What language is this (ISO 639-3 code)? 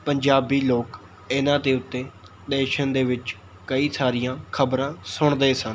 pan